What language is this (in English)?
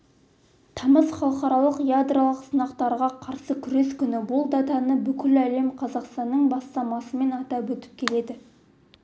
Kazakh